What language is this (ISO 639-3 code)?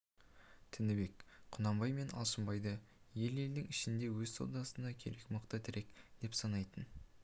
kaz